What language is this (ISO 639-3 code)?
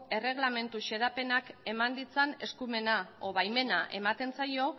eus